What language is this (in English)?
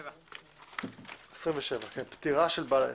Hebrew